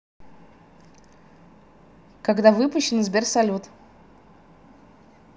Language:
Russian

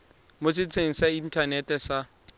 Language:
Tswana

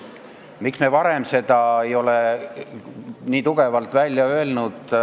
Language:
Estonian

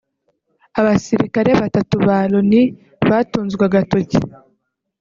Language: Kinyarwanda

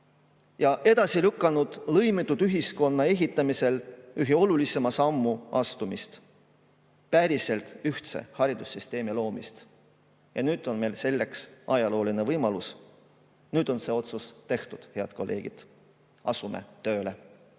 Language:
Estonian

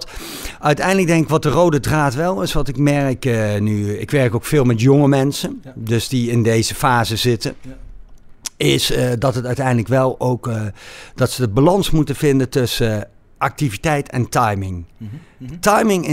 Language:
Dutch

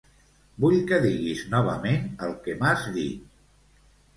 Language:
Catalan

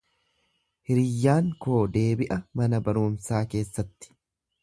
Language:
Oromo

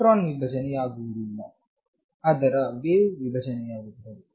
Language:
Kannada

